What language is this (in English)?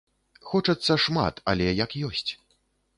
Belarusian